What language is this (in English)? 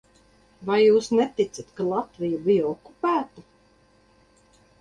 Latvian